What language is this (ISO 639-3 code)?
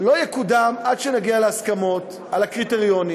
heb